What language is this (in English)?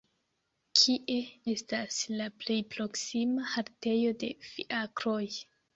Esperanto